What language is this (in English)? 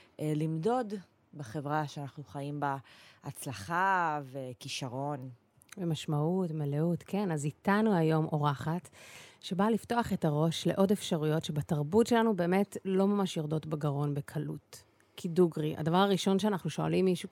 Hebrew